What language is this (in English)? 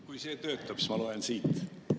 Estonian